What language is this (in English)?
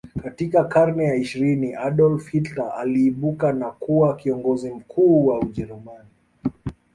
Swahili